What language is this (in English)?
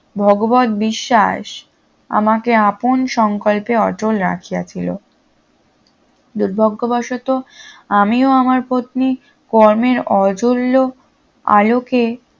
Bangla